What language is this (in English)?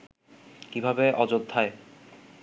Bangla